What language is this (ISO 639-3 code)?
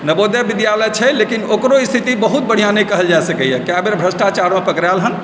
mai